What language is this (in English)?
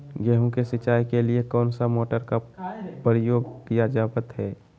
Magahi